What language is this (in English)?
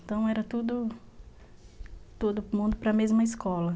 Portuguese